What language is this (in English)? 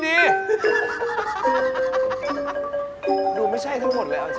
Thai